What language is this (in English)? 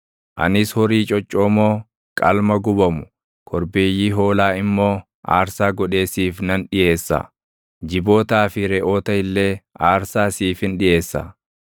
Oromo